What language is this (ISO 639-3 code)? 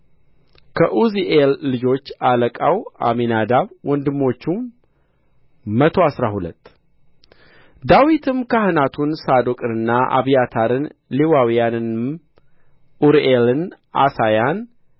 amh